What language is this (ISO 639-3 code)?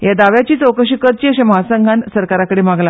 kok